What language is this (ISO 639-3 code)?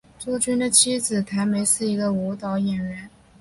zho